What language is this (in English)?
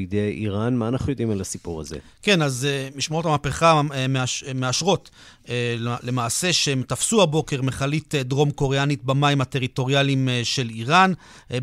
Hebrew